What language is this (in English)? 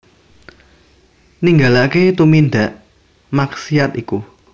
Javanese